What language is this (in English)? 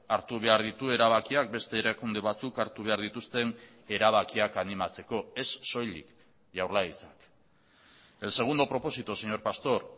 Basque